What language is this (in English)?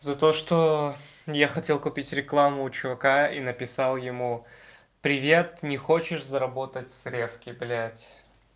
Russian